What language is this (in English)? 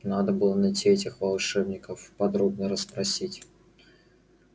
Russian